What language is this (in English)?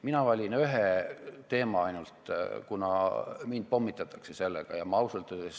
Estonian